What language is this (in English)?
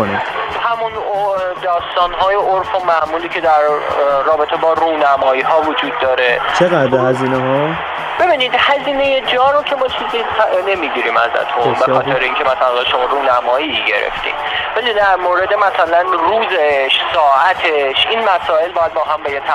Persian